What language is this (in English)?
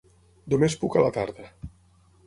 Catalan